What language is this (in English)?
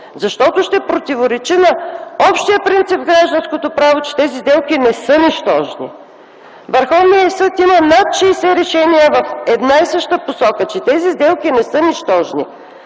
Bulgarian